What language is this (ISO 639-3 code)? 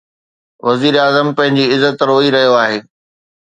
snd